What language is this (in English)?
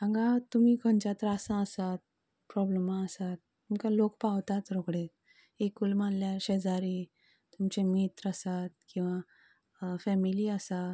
Konkani